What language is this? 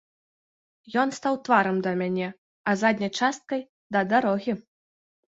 Belarusian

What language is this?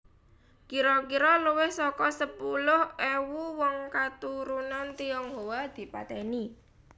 Javanese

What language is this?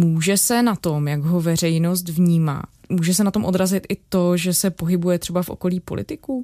Czech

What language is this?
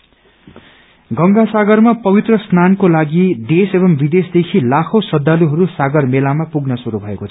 Nepali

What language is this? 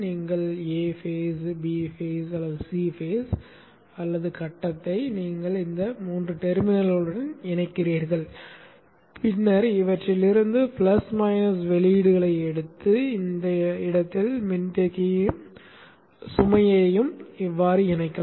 Tamil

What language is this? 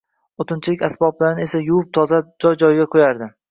Uzbek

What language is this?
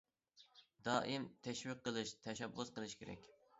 Uyghur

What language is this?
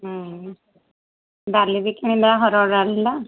Odia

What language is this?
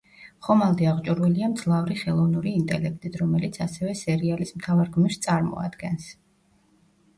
Georgian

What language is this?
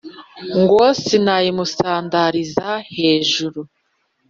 Kinyarwanda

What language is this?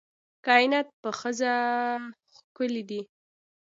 Pashto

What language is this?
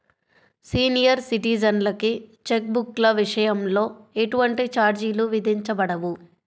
Telugu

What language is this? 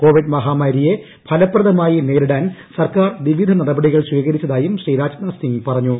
Malayalam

